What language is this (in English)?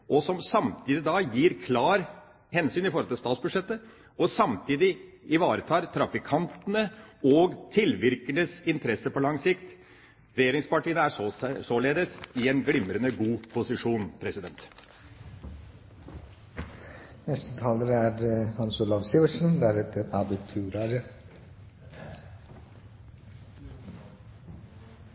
Norwegian Bokmål